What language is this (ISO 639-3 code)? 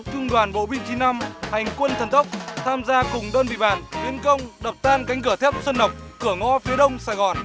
vie